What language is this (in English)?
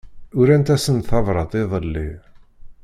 Kabyle